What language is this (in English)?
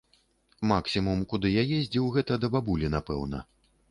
Belarusian